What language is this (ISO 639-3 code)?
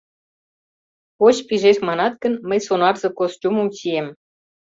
chm